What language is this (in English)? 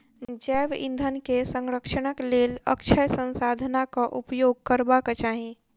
Maithili